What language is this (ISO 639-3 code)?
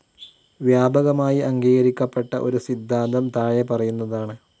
mal